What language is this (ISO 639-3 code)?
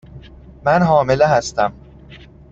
fas